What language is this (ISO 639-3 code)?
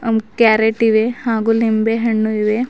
kan